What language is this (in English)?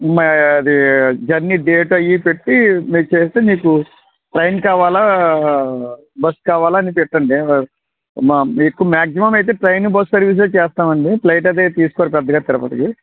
Telugu